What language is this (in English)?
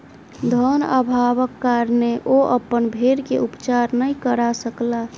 Maithili